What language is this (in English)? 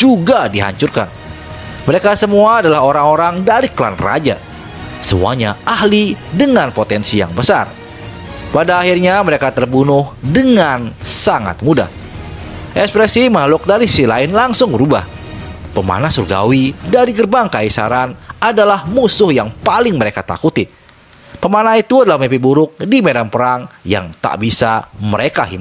Indonesian